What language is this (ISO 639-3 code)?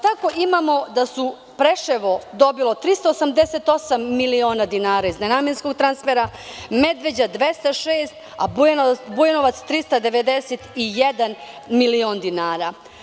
srp